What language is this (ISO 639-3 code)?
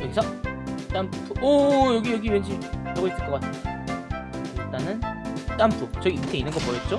kor